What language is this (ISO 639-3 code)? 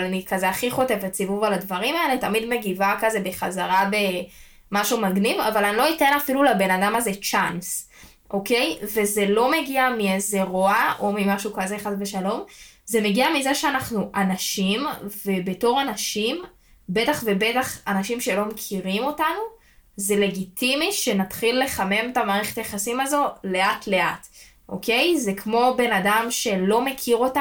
heb